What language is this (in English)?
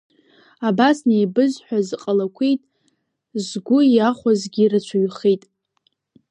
Abkhazian